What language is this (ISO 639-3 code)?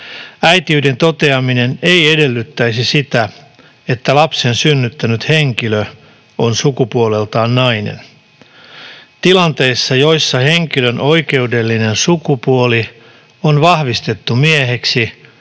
fin